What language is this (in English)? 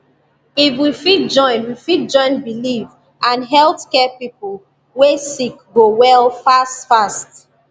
Nigerian Pidgin